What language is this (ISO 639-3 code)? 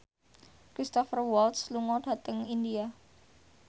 jav